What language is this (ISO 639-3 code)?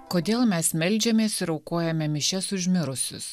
lit